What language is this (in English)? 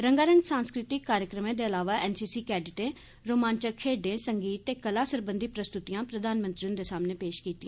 Dogri